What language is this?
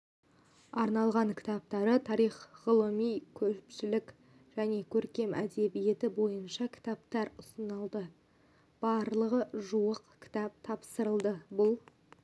Kazakh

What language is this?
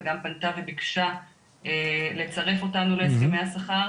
Hebrew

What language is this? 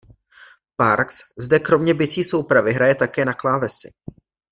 Czech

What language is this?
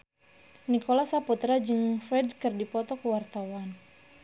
Sundanese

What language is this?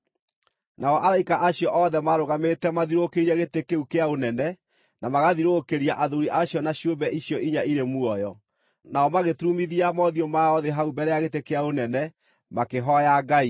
Kikuyu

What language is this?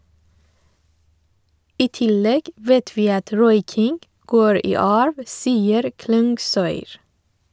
Norwegian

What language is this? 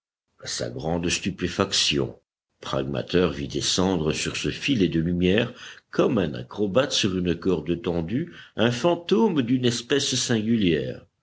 French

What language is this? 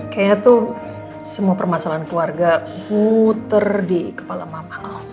Indonesian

